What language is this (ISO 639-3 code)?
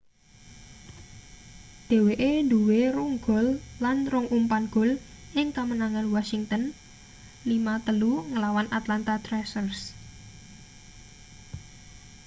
jav